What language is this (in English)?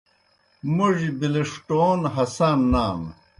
Kohistani Shina